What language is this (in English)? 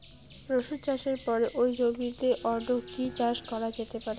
Bangla